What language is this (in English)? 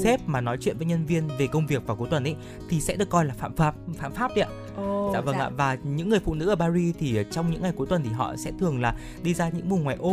Vietnamese